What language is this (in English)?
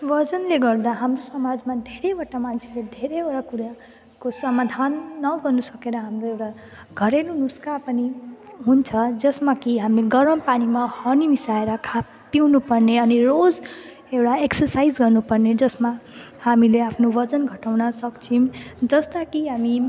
Nepali